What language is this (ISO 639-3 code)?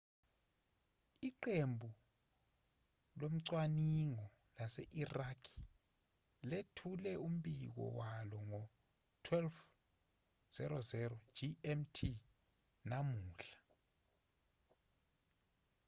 zul